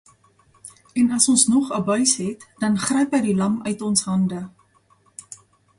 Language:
Afrikaans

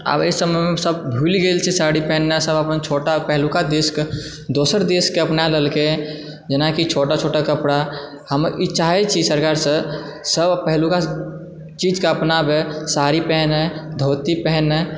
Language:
Maithili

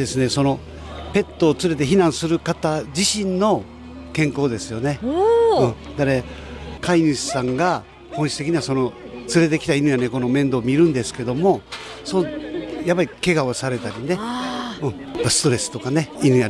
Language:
Japanese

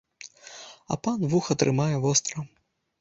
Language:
Belarusian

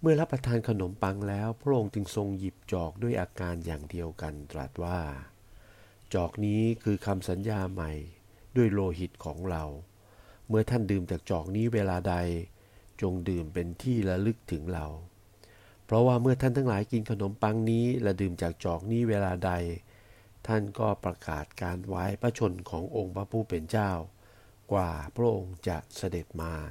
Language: Thai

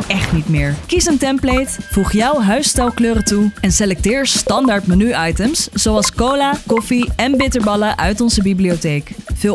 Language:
Dutch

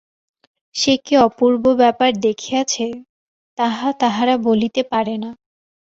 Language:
Bangla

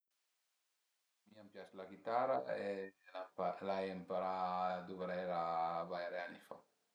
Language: Piedmontese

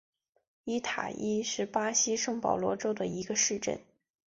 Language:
Chinese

